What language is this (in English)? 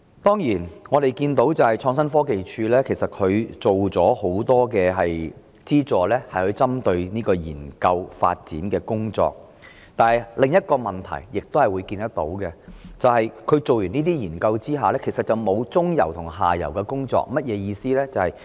Cantonese